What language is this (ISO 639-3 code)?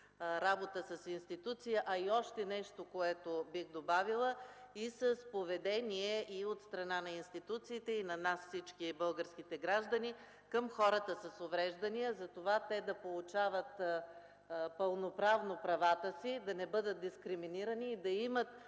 bul